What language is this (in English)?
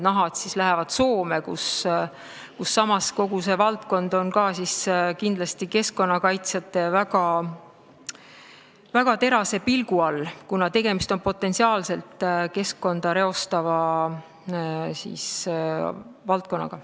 Estonian